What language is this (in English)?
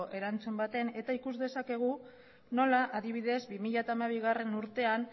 Basque